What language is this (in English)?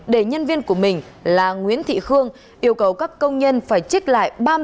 Vietnamese